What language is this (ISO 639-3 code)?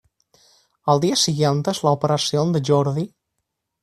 spa